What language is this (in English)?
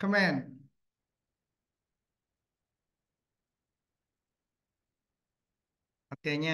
Vietnamese